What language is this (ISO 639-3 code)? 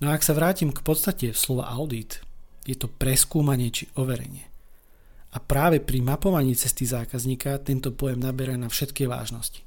slk